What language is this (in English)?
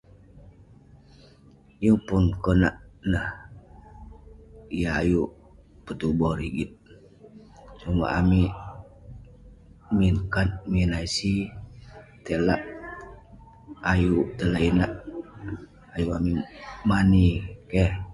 Western Penan